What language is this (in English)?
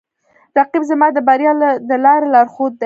Pashto